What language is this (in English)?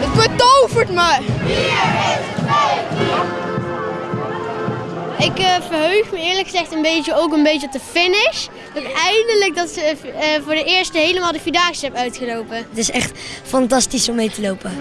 Dutch